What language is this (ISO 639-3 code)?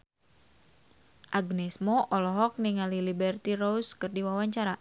sun